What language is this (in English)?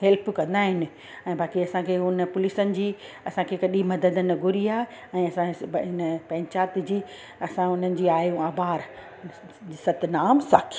Sindhi